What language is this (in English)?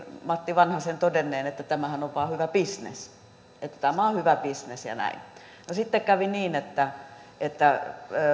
Finnish